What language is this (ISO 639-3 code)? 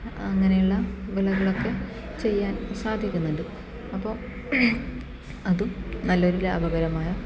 mal